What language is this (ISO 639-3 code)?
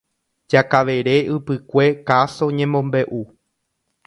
grn